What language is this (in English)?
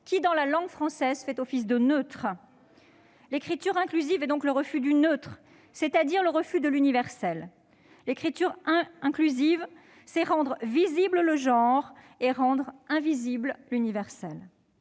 French